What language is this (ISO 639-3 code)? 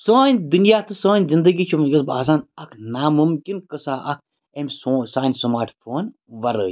kas